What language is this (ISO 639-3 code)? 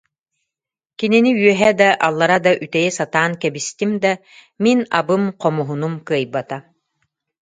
sah